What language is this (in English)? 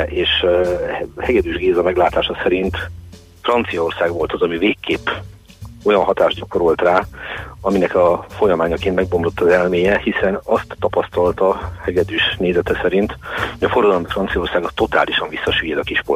Hungarian